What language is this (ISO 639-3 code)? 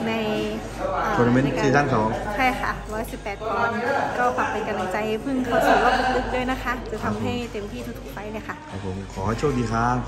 tha